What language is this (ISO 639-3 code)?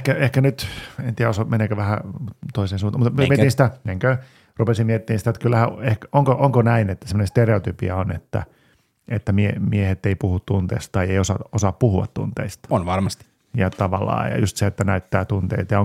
fin